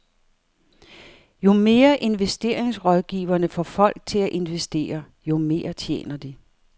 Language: Danish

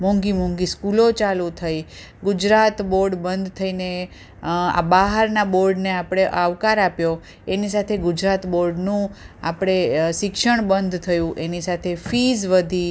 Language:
Gujarati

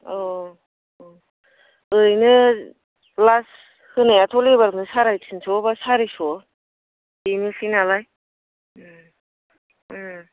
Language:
Bodo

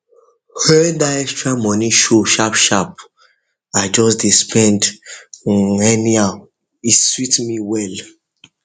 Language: Nigerian Pidgin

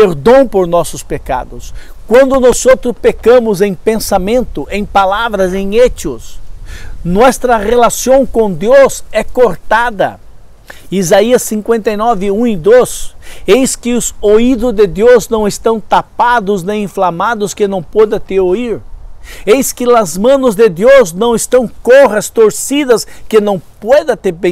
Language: Portuguese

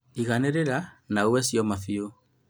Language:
Kikuyu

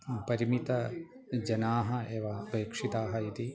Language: Sanskrit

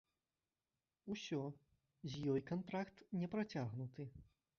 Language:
Belarusian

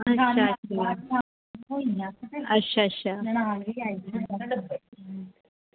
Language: Dogri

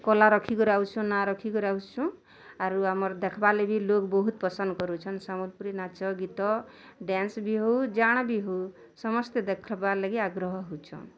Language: Odia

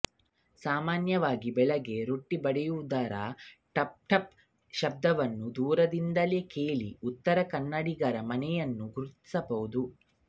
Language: Kannada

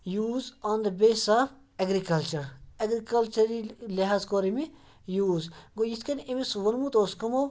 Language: Kashmiri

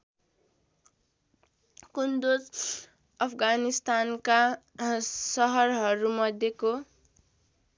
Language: Nepali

